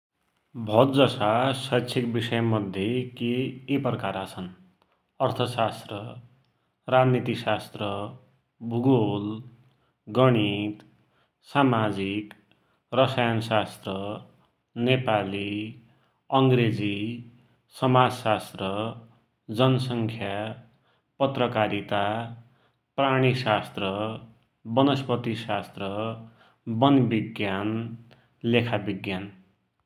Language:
Dotyali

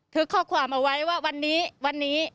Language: Thai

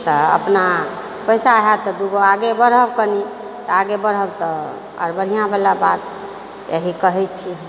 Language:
Maithili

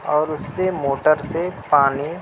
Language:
Urdu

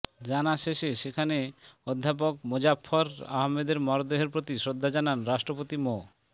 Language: Bangla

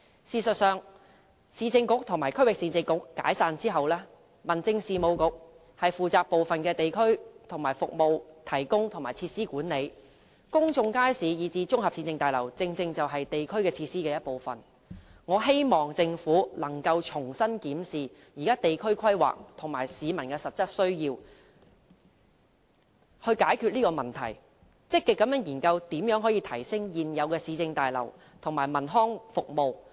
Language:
Cantonese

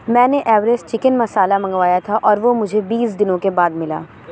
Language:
Urdu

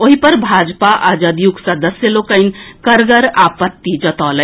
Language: Maithili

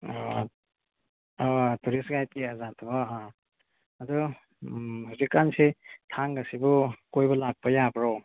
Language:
Manipuri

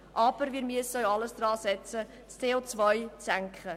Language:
Swiss German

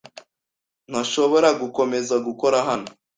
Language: Kinyarwanda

